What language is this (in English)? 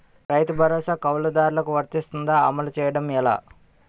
Telugu